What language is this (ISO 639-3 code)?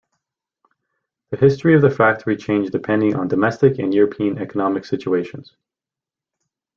eng